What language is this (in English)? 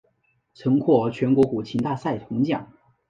Chinese